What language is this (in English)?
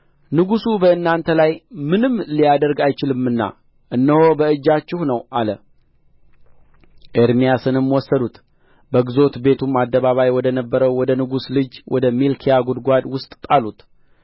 Amharic